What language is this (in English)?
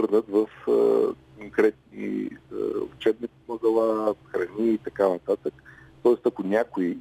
Bulgarian